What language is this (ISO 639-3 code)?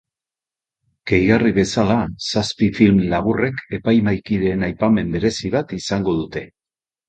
eus